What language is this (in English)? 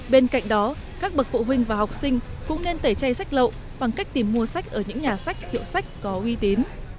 Vietnamese